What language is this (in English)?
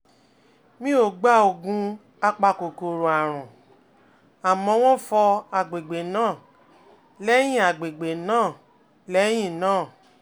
Yoruba